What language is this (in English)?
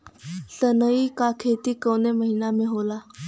Bhojpuri